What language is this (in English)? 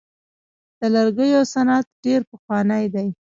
Pashto